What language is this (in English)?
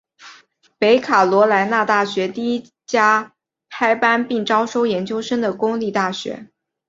Chinese